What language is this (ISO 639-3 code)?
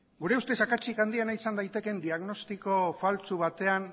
eus